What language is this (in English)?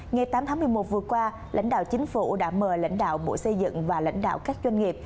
Vietnamese